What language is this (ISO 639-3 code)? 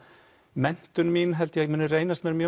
isl